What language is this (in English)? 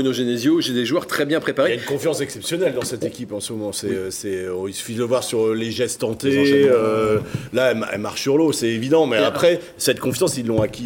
French